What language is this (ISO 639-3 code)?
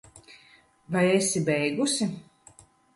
lav